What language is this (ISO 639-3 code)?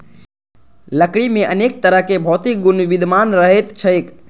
mai